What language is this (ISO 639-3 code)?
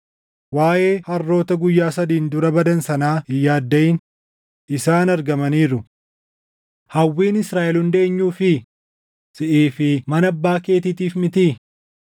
orm